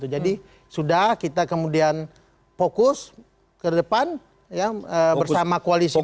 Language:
Indonesian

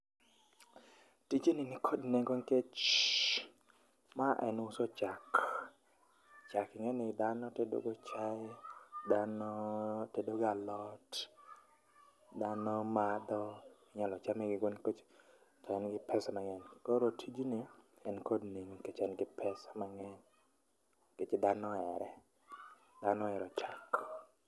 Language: Luo (Kenya and Tanzania)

